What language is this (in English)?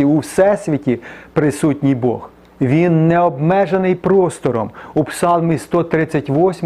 Ukrainian